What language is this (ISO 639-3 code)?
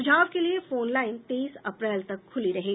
hin